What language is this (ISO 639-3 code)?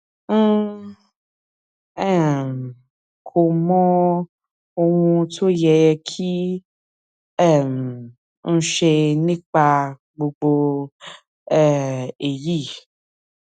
yor